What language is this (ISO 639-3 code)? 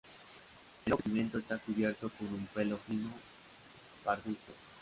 spa